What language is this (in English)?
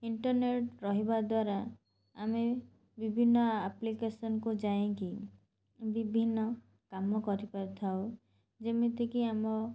Odia